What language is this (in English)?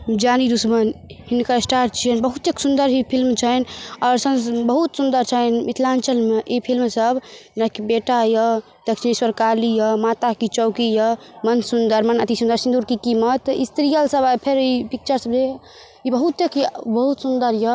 Maithili